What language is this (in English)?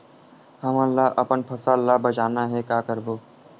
Chhattisgarhi